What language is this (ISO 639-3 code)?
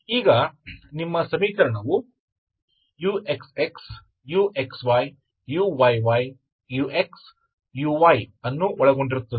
kan